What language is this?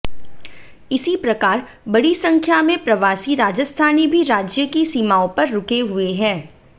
Hindi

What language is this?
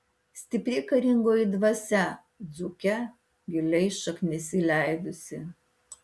Lithuanian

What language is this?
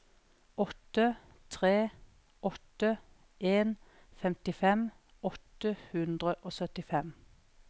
Norwegian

